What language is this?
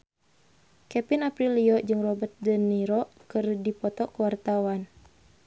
Sundanese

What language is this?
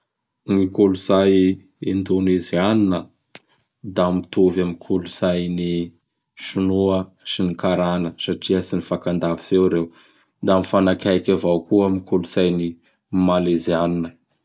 Bara Malagasy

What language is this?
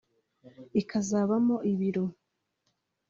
Kinyarwanda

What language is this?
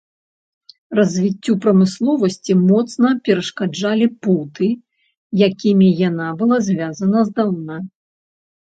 Belarusian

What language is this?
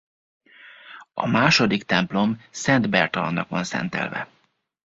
Hungarian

